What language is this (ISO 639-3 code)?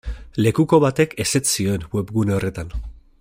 eus